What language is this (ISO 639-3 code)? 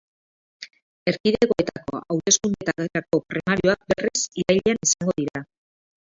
eus